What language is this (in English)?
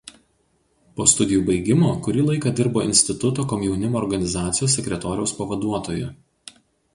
Lithuanian